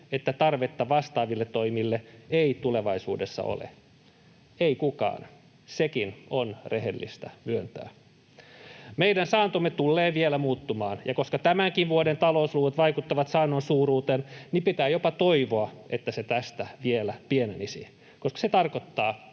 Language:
Finnish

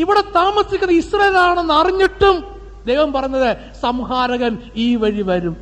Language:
Malayalam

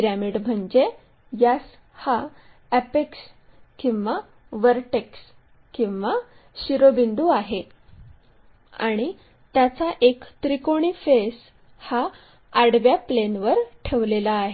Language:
Marathi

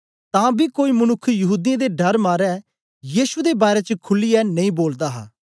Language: Dogri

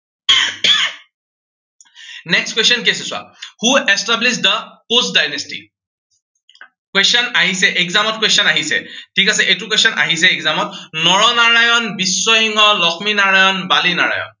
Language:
Assamese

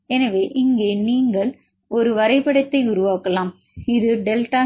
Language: Tamil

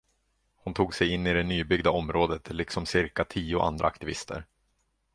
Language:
Swedish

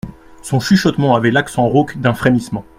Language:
French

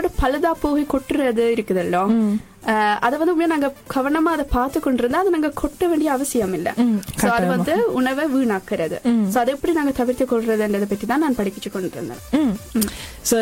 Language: Tamil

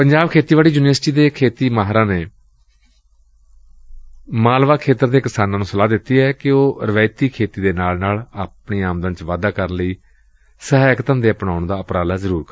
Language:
Punjabi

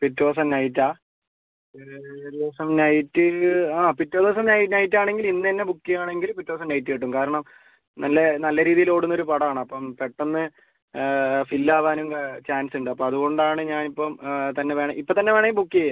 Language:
Malayalam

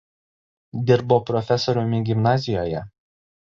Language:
Lithuanian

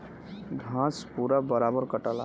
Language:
Bhojpuri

